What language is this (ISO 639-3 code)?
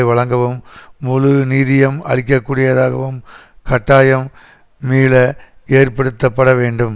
tam